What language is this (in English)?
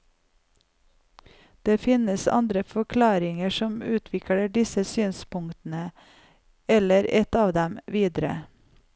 Norwegian